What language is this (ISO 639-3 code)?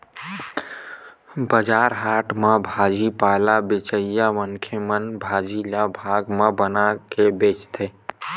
hne